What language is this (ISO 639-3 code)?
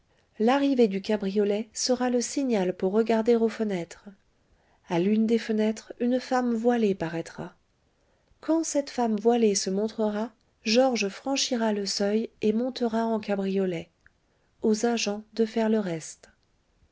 fra